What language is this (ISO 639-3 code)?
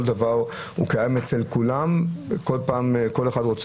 heb